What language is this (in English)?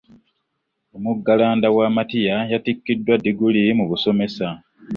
Ganda